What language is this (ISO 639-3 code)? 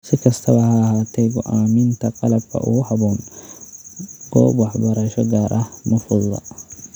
som